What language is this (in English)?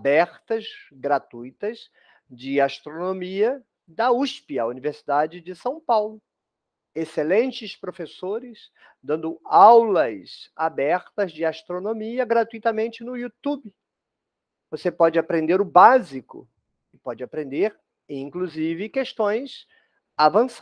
Portuguese